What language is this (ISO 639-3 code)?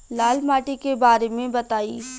bho